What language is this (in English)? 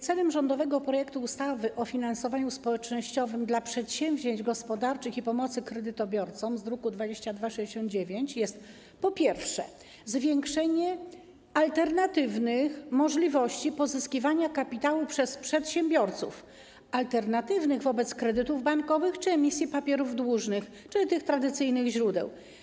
Polish